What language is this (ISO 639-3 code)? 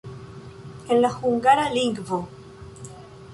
epo